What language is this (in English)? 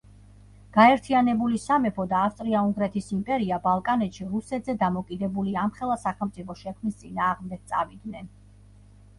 Georgian